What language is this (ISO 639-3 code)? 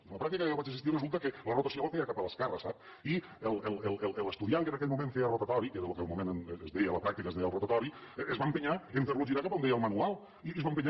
cat